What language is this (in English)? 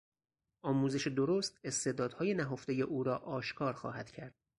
Persian